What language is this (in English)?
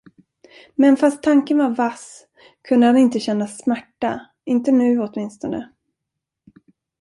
Swedish